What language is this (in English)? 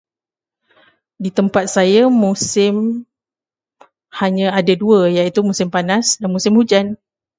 Malay